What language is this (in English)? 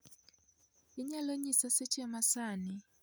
Luo (Kenya and Tanzania)